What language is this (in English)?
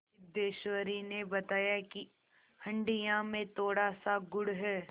Hindi